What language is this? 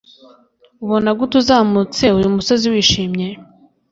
Kinyarwanda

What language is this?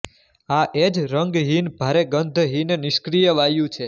Gujarati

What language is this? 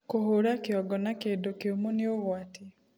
Kikuyu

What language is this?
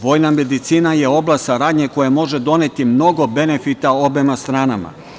Serbian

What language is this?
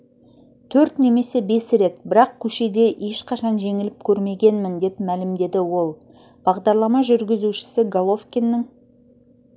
Kazakh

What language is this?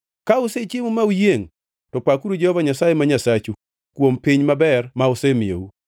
Luo (Kenya and Tanzania)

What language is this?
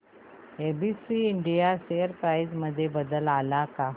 Marathi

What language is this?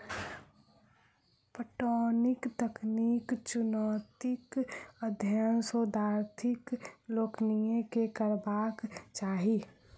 Maithili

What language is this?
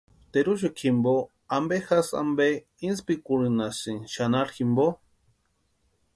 Western Highland Purepecha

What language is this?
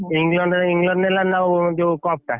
Odia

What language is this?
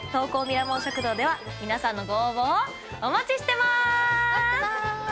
Japanese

